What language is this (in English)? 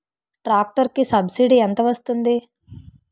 Telugu